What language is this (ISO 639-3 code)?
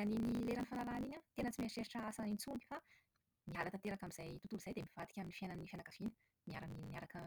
mlg